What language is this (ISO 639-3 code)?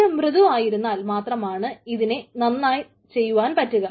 mal